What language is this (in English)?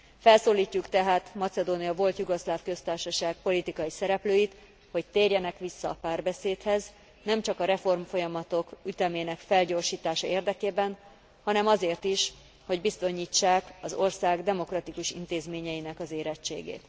Hungarian